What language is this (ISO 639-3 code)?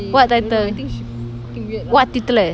eng